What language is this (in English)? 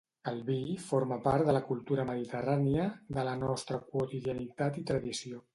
Catalan